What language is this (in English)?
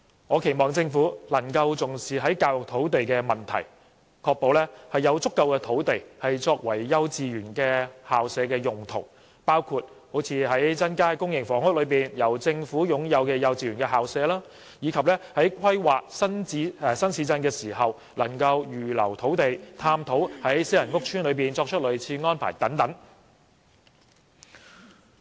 Cantonese